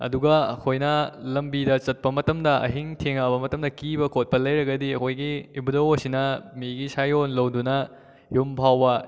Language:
Manipuri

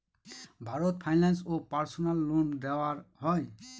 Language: Bangla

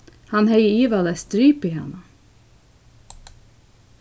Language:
Faroese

